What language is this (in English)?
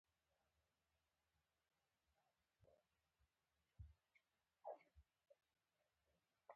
Pashto